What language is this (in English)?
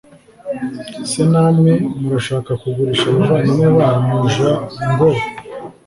Kinyarwanda